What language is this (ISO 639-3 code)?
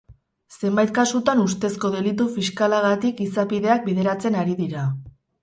eus